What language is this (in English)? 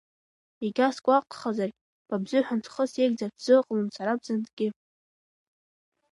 Abkhazian